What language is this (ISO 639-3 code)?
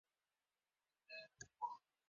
uzb